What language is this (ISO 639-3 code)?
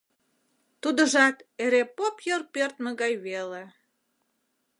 chm